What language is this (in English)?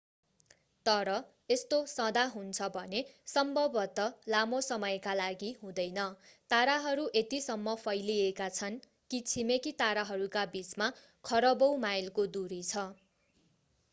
Nepali